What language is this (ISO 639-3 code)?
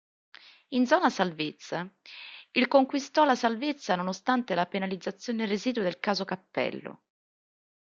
ita